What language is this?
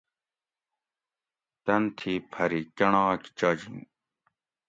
Gawri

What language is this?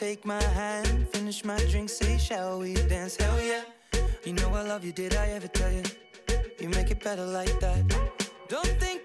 Italian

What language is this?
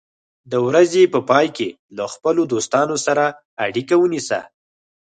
Pashto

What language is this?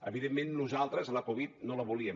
Catalan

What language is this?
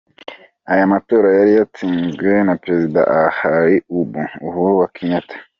Kinyarwanda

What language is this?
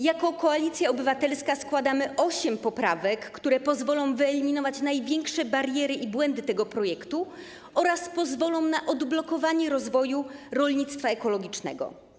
Polish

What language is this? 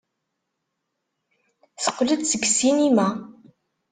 Kabyle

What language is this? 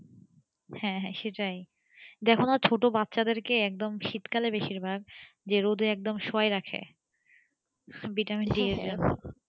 Bangla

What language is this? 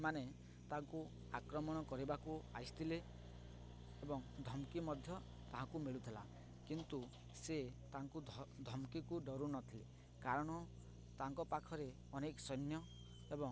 Odia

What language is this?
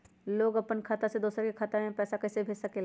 Magahi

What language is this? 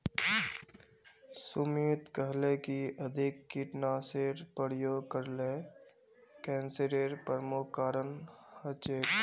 Magahi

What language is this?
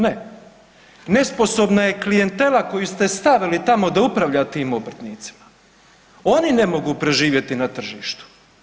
Croatian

